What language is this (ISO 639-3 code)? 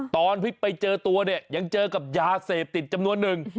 tha